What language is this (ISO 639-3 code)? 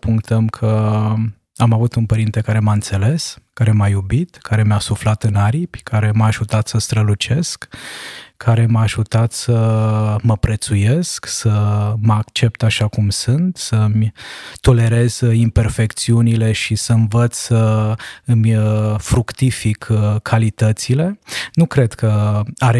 ron